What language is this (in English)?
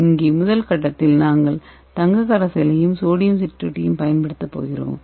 Tamil